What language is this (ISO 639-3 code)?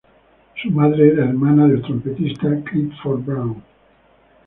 spa